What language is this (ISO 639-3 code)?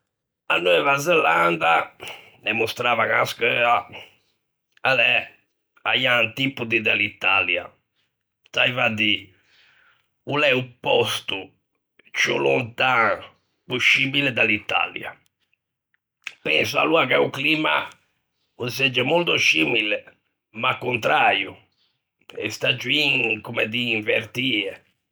lij